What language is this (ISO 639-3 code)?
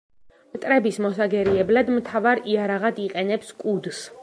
kat